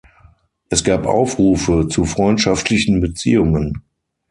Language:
German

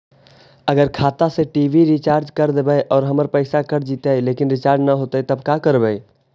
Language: Magahi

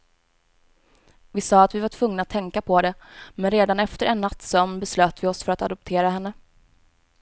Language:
Swedish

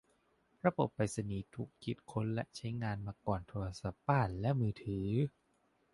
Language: Thai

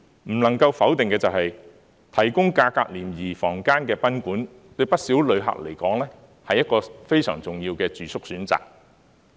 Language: Cantonese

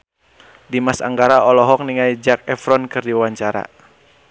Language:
Sundanese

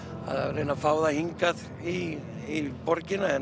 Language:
Icelandic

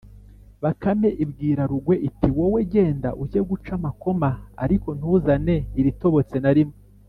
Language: Kinyarwanda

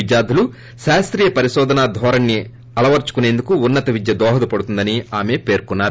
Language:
Telugu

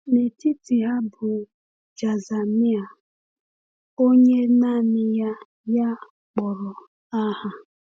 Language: Igbo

